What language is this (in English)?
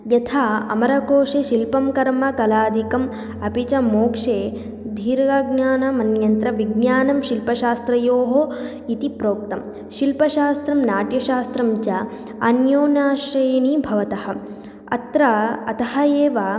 Sanskrit